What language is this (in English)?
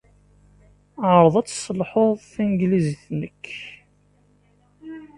Kabyle